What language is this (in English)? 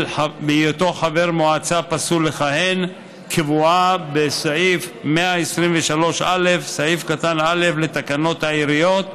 Hebrew